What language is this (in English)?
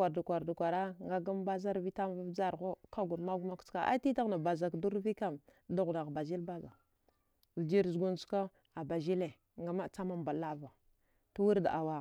Dghwede